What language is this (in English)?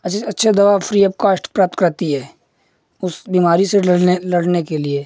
Hindi